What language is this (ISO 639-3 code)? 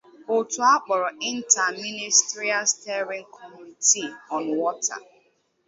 ibo